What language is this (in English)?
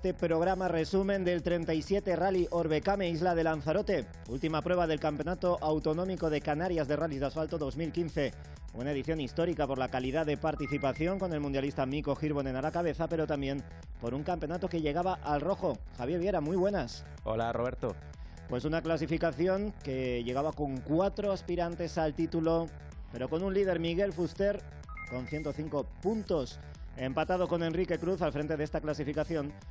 Spanish